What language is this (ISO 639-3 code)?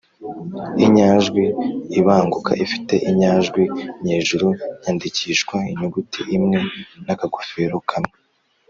kin